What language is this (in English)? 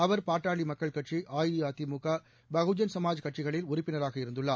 Tamil